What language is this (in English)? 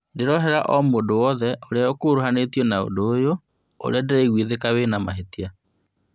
Kikuyu